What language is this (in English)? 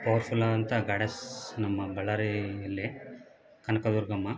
Kannada